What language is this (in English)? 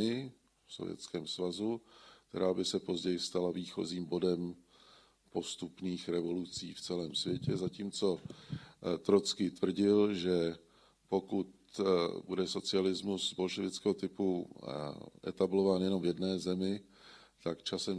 Czech